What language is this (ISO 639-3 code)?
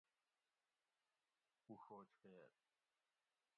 gwc